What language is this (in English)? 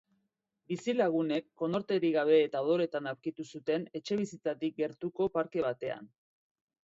Basque